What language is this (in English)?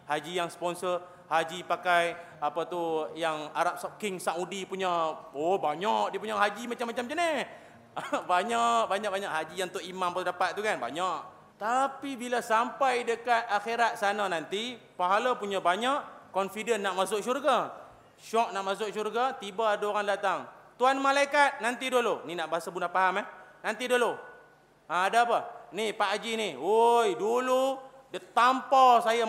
Malay